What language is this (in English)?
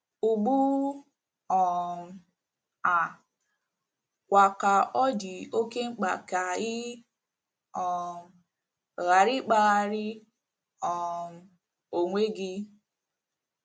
Igbo